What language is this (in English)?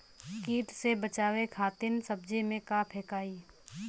Bhojpuri